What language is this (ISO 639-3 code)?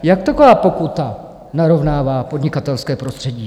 ces